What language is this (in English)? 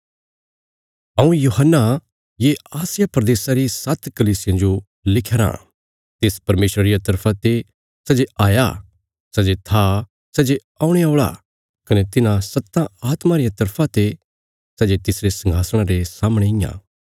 Bilaspuri